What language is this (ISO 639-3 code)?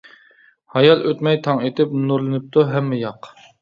uig